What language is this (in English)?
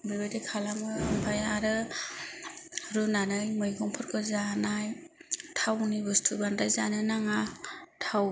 Bodo